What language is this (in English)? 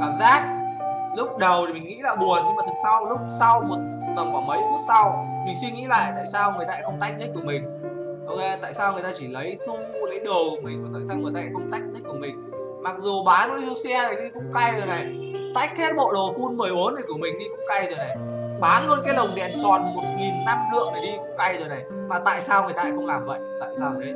Vietnamese